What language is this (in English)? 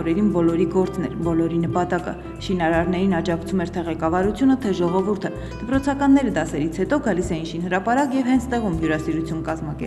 Russian